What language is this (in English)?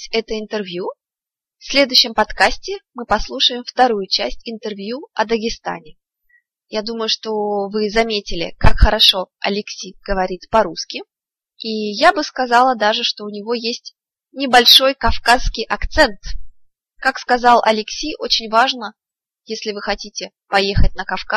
Russian